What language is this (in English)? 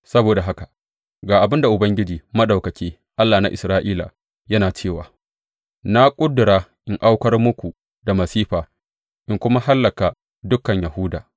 Hausa